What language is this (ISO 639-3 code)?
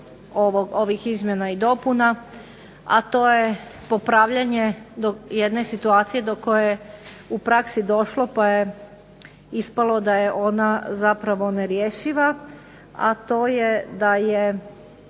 hrv